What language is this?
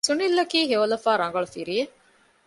Divehi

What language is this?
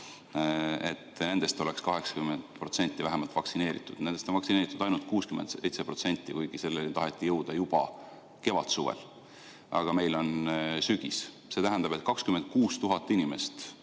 Estonian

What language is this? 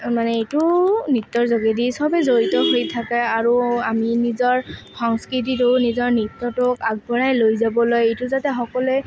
Assamese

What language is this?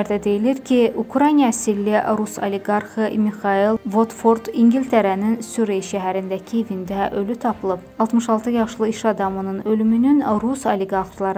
Turkish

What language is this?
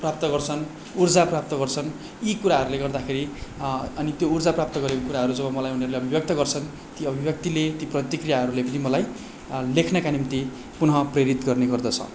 Nepali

